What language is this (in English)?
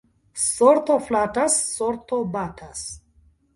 Esperanto